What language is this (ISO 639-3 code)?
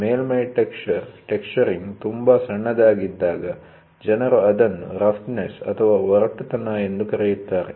kan